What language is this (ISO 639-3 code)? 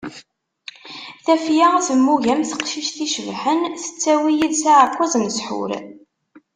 kab